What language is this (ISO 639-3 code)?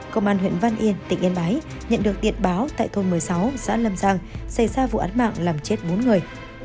vie